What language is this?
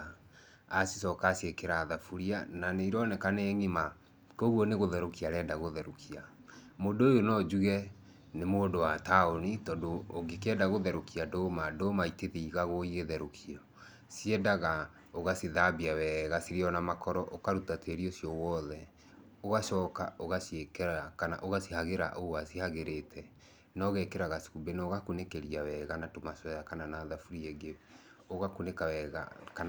Kikuyu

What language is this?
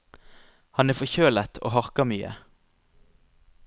Norwegian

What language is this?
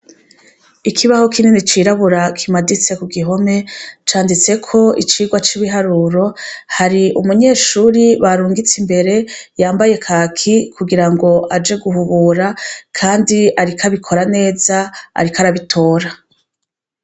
Rundi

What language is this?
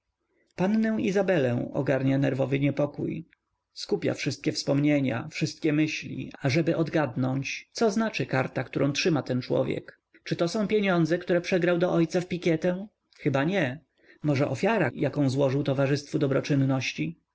Polish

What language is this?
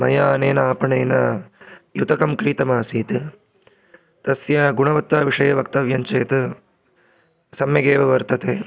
Sanskrit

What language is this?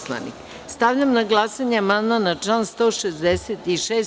Serbian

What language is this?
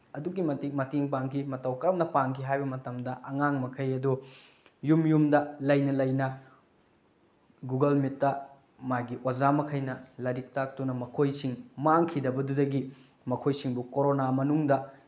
Manipuri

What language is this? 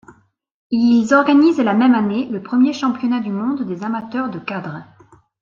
French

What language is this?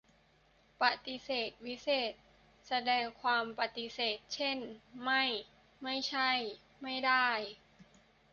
Thai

